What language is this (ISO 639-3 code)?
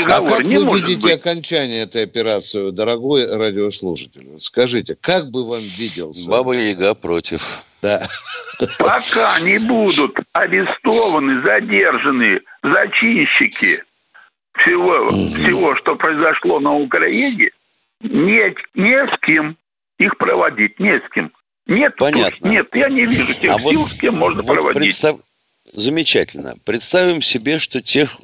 rus